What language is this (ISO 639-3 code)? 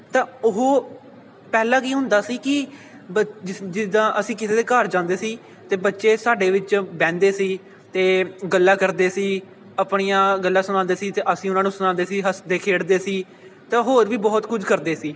pan